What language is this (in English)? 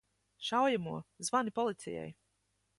Latvian